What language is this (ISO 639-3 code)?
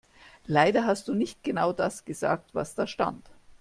deu